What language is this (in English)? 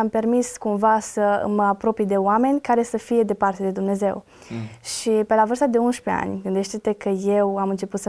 Romanian